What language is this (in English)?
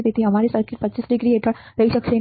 Gujarati